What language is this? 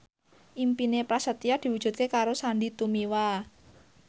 Javanese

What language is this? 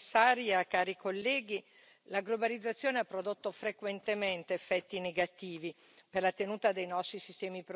Italian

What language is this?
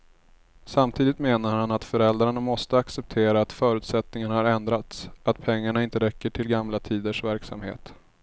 Swedish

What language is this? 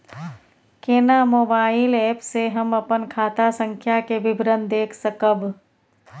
Maithili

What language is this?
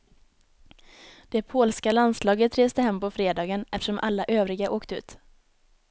Swedish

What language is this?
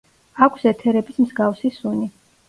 Georgian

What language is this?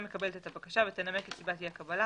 Hebrew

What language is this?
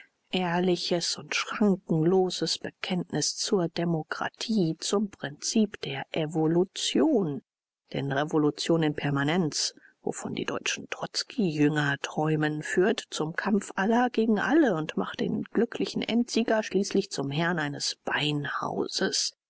German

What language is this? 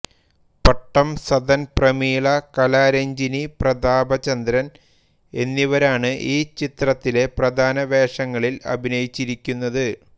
Malayalam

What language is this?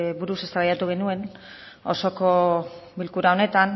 Basque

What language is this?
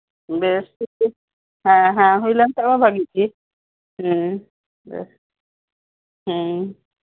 Santali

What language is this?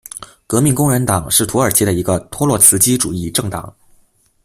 Chinese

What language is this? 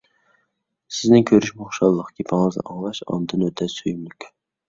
Uyghur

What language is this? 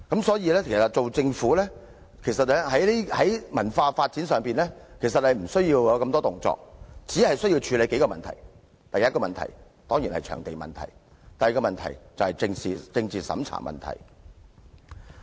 Cantonese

